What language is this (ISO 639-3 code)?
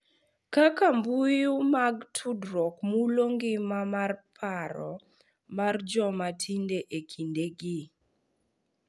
luo